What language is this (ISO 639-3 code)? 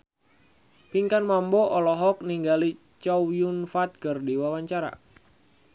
sun